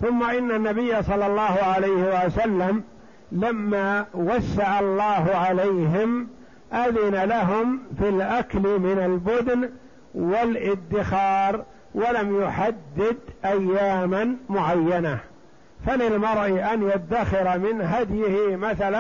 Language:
Arabic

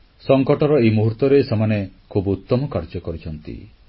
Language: Odia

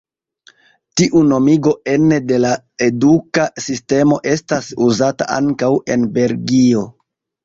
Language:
Esperanto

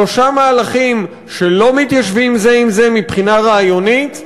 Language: Hebrew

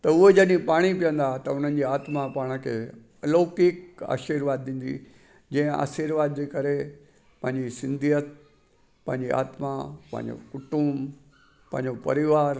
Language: Sindhi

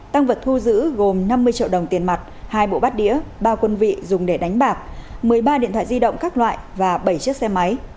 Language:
Vietnamese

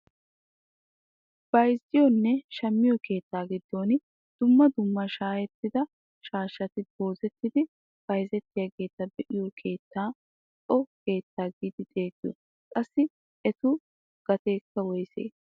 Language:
Wolaytta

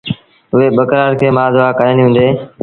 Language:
Sindhi Bhil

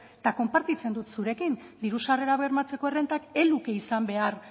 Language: Basque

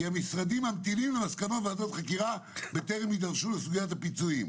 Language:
Hebrew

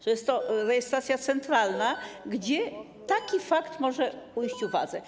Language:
Polish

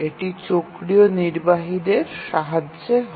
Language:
Bangla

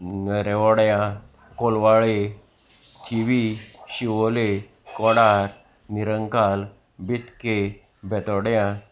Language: Konkani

